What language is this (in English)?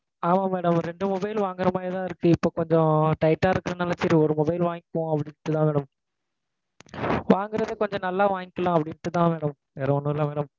Tamil